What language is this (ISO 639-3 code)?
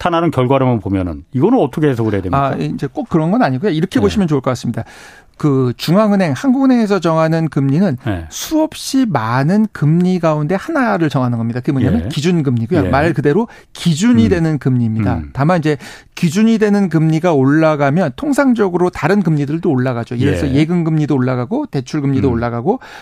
kor